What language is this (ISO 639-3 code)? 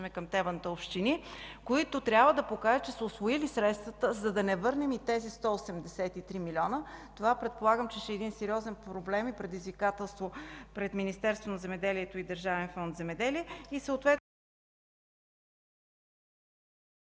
bul